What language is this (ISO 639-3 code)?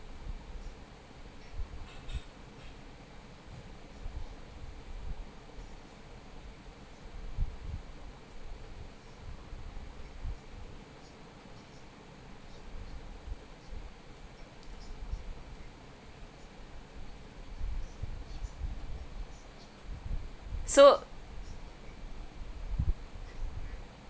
eng